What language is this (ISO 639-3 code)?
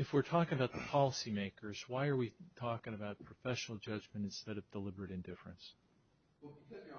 eng